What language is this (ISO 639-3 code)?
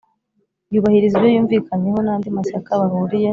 kin